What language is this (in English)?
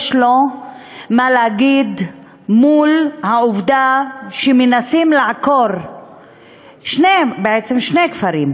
Hebrew